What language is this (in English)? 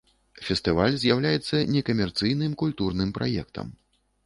Belarusian